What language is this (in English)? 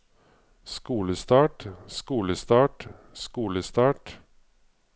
Norwegian